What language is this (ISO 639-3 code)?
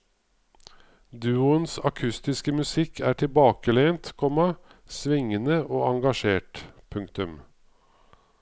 nor